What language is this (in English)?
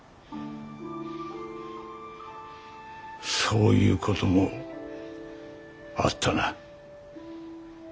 Japanese